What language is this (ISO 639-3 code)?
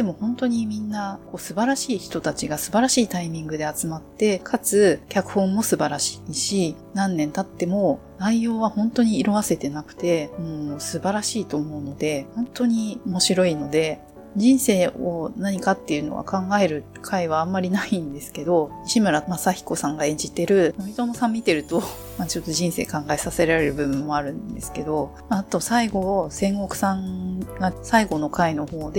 jpn